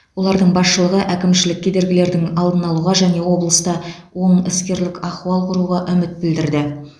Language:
Kazakh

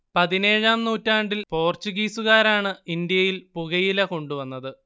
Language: Malayalam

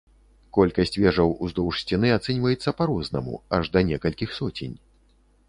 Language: Belarusian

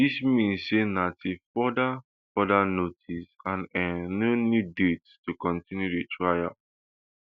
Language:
Nigerian Pidgin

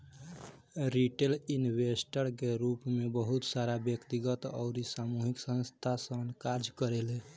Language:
Bhojpuri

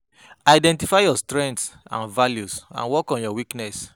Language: Nigerian Pidgin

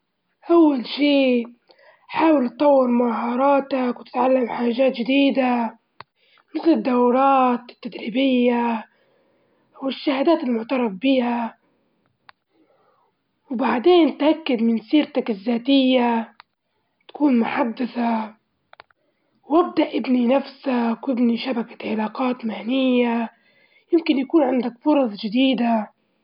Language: Libyan Arabic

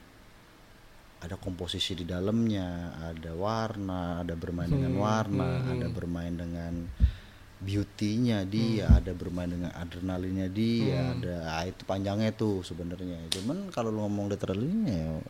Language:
Indonesian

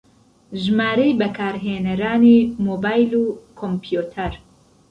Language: Central Kurdish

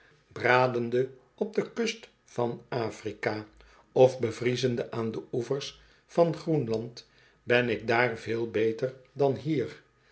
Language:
Dutch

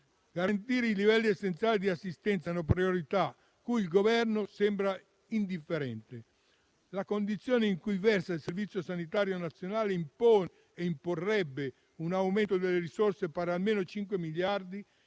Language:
Italian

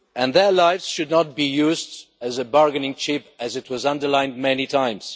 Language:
English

